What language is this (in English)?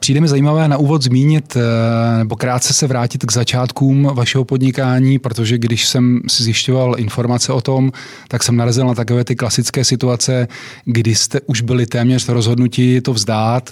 Czech